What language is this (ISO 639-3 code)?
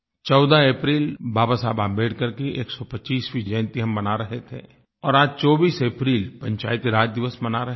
hin